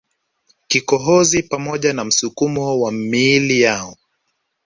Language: Swahili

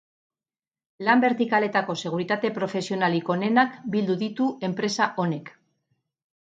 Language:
Basque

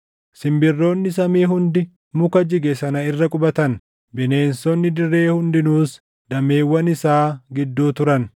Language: Oromo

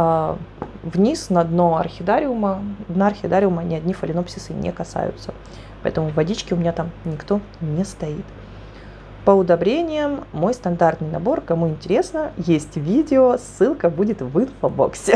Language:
Russian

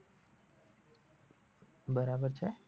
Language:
Gujarati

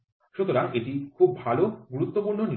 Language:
Bangla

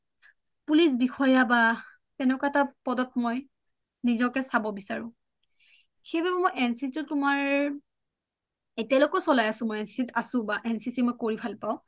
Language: Assamese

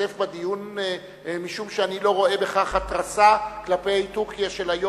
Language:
Hebrew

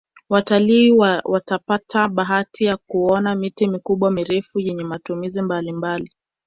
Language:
Swahili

